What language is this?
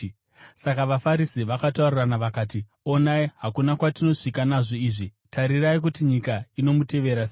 Shona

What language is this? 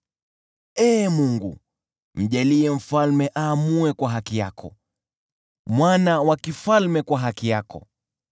Swahili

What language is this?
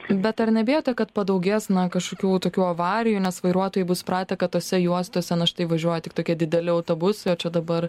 Lithuanian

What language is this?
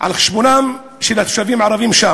Hebrew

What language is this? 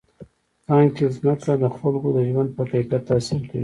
Pashto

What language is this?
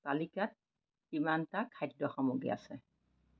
Assamese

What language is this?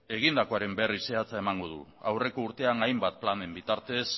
Basque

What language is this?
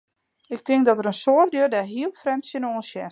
Western Frisian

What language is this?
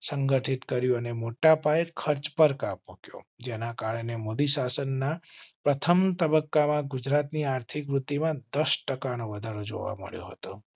Gujarati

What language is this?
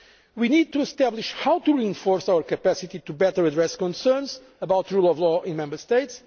English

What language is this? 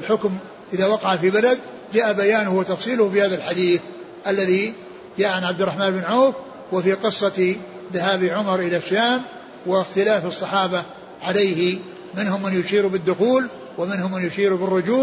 Arabic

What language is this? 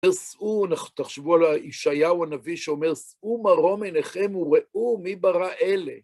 Hebrew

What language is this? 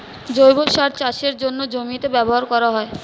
Bangla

